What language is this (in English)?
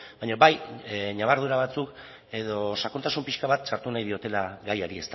Basque